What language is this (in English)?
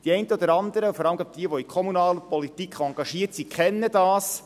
Swiss German